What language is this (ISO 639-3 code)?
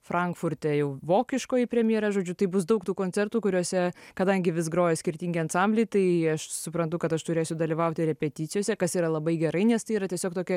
lit